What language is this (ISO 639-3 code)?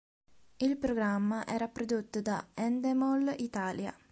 ita